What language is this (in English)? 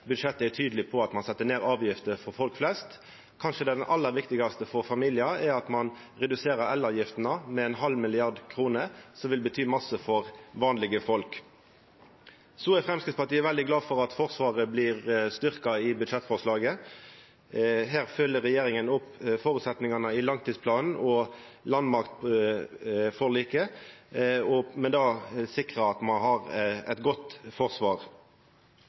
Norwegian Nynorsk